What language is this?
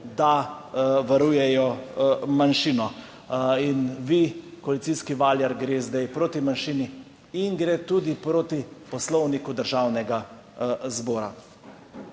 Slovenian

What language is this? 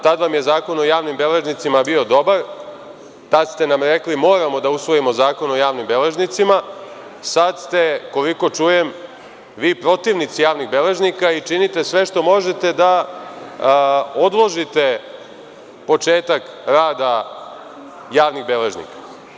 Serbian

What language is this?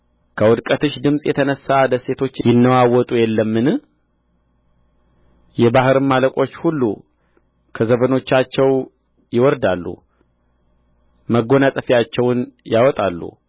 Amharic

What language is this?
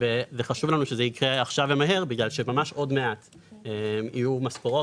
Hebrew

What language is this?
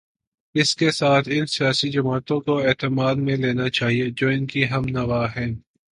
Urdu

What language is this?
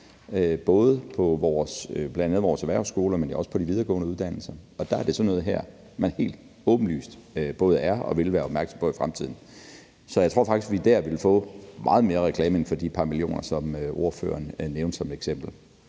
Danish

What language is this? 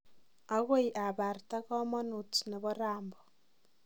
Kalenjin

